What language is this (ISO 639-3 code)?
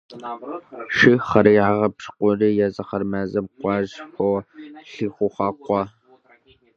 kbd